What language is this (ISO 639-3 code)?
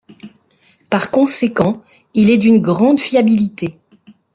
fra